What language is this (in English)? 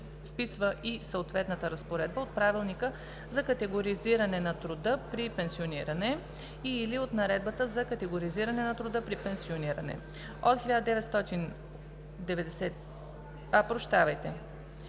Bulgarian